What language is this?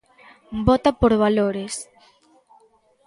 Galician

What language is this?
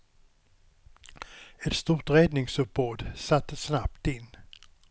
Swedish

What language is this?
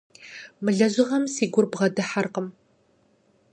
Kabardian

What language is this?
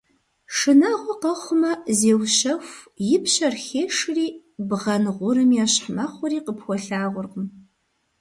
Kabardian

